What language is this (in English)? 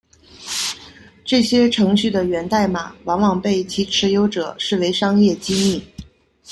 Chinese